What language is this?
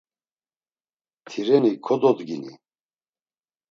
Laz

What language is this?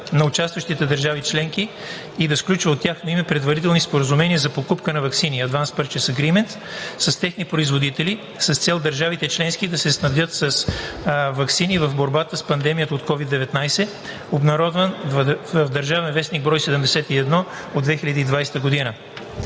Bulgarian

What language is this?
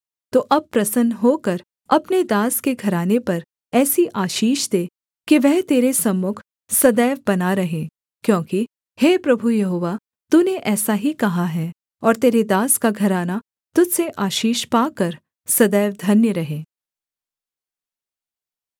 Hindi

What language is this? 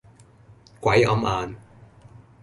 Cantonese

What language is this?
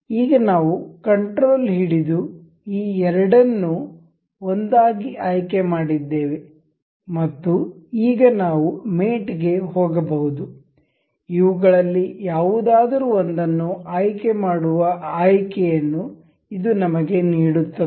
Kannada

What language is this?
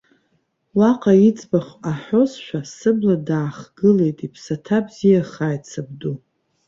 Abkhazian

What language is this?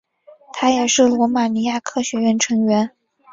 Chinese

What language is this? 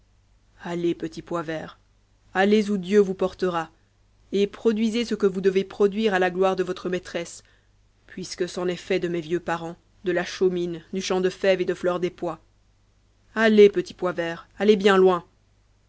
French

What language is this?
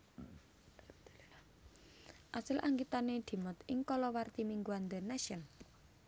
Javanese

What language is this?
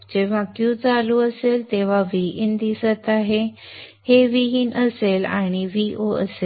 Marathi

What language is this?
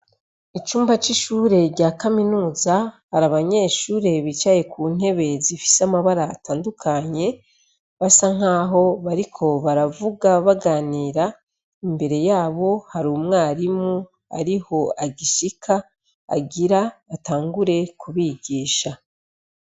Rundi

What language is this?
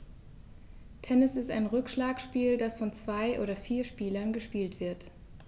German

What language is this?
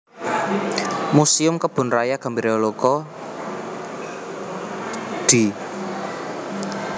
Javanese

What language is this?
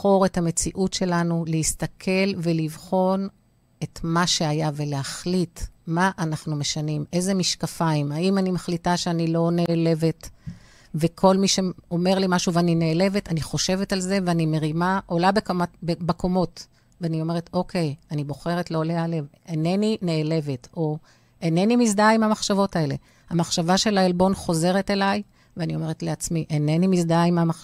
Hebrew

